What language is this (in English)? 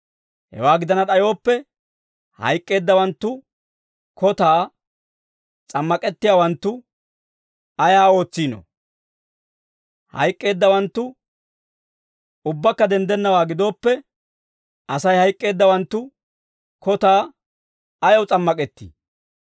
Dawro